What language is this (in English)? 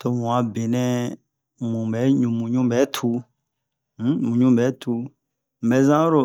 Bomu